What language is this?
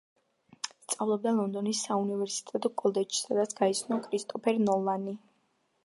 Georgian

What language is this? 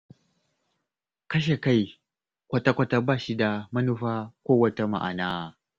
Hausa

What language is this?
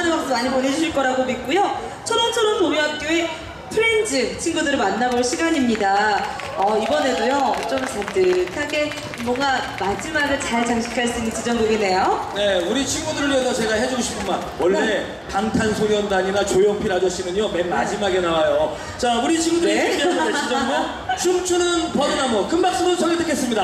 Korean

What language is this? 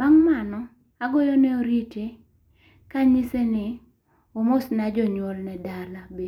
Luo (Kenya and Tanzania)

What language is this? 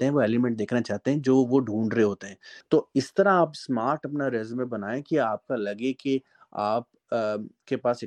Urdu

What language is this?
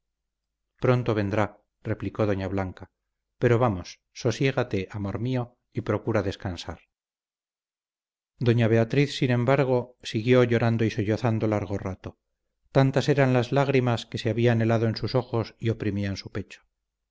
Spanish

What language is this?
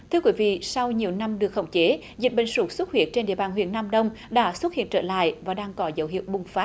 Vietnamese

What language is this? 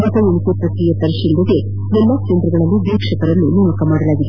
Kannada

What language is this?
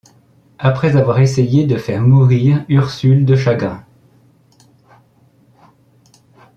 French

